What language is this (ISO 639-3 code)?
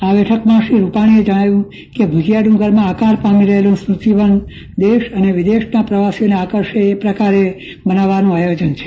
guj